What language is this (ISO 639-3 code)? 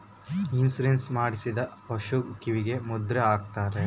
kan